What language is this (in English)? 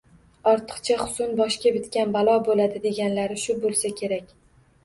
Uzbek